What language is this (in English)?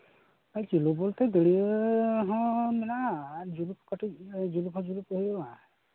Santali